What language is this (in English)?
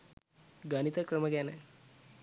Sinhala